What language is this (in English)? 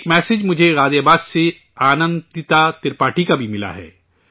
Urdu